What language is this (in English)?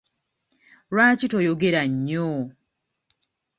Ganda